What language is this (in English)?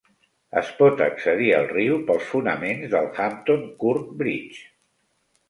Catalan